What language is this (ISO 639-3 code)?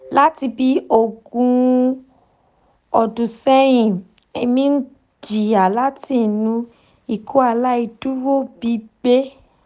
yor